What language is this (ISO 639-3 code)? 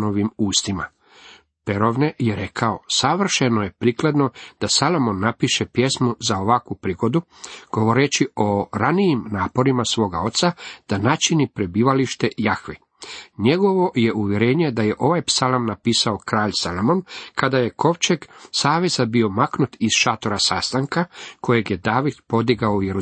hrv